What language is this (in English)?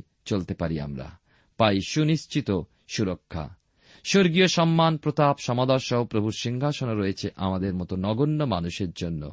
Bangla